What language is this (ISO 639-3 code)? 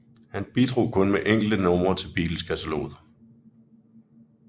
dan